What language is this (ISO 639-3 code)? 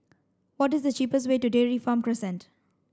eng